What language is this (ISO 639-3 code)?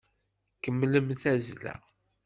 kab